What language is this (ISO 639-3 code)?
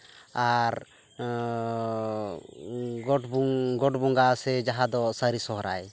sat